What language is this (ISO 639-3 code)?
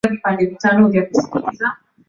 swa